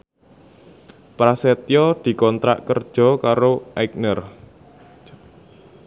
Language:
Javanese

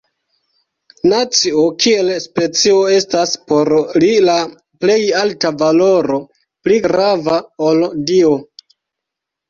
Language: Esperanto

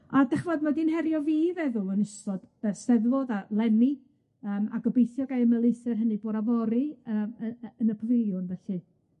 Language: Welsh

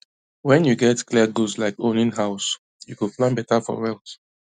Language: Nigerian Pidgin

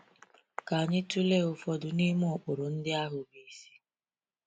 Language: Igbo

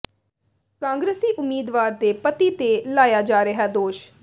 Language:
Punjabi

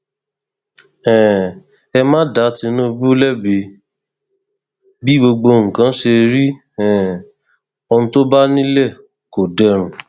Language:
Yoruba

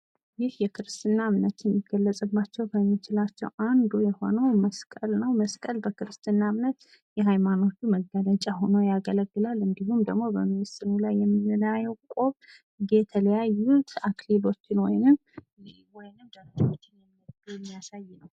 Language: Amharic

